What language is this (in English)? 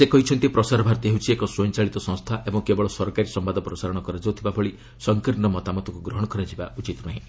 Odia